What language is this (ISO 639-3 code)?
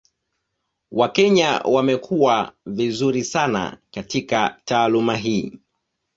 swa